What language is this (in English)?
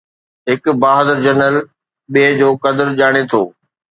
Sindhi